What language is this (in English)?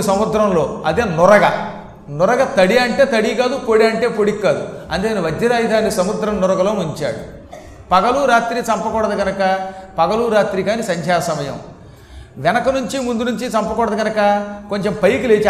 Telugu